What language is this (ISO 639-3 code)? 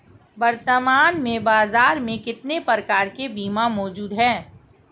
hin